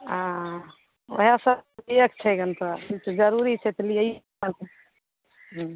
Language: Maithili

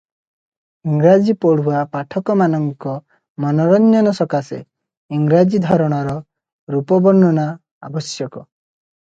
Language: Odia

